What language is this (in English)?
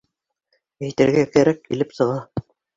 Bashkir